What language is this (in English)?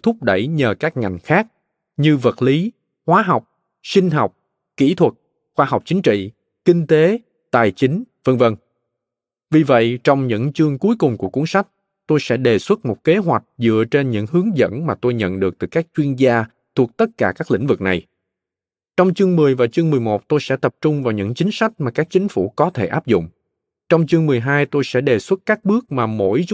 Vietnamese